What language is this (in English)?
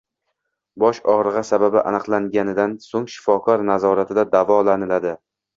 Uzbek